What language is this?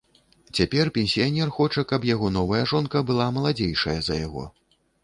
Belarusian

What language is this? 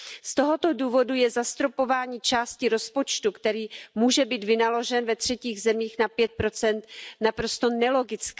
Czech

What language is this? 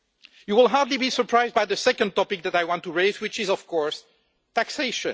English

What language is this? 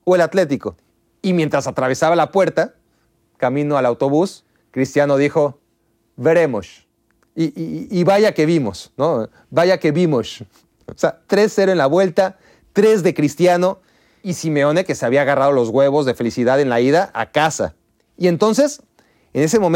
Spanish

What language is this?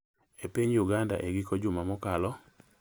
Luo (Kenya and Tanzania)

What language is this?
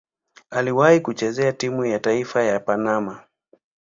Swahili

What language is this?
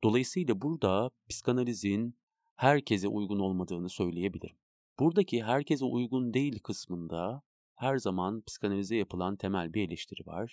Turkish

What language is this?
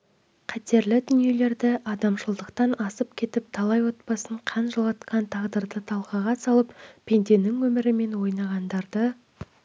Kazakh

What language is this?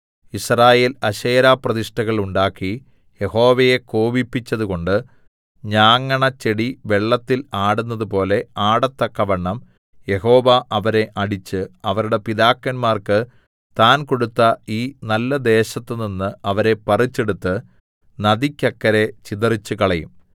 Malayalam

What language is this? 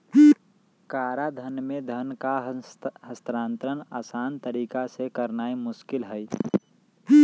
Magahi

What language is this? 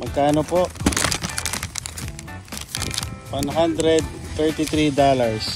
Filipino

